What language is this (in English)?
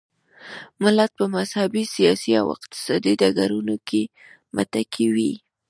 Pashto